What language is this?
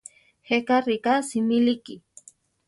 Central Tarahumara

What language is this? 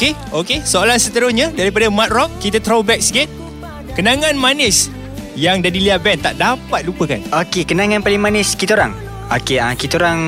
Malay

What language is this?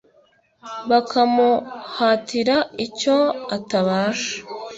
Kinyarwanda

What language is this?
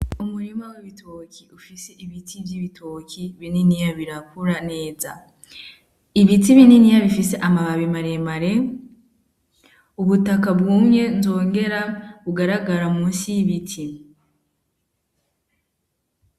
Rundi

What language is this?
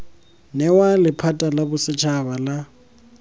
Tswana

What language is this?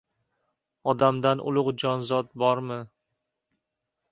Uzbek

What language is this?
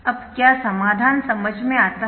Hindi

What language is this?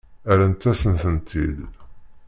Kabyle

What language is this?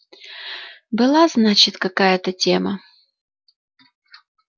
Russian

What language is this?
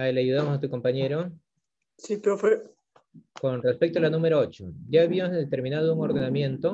Spanish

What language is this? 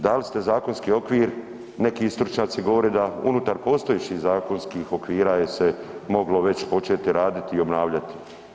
Croatian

